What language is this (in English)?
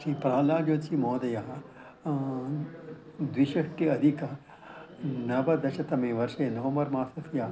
Sanskrit